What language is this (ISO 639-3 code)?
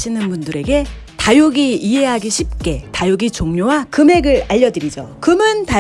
kor